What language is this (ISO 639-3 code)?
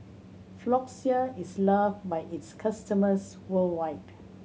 eng